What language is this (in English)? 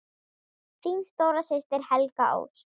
Icelandic